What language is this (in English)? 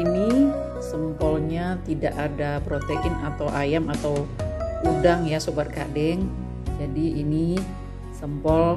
Indonesian